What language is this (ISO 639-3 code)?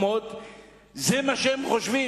heb